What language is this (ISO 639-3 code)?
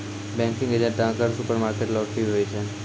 mai